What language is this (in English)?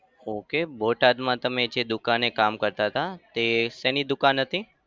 Gujarati